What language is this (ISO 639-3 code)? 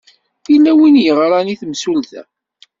kab